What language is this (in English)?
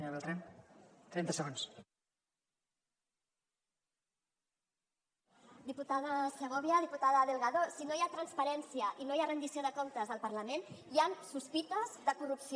Catalan